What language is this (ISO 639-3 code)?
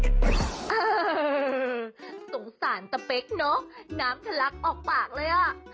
tha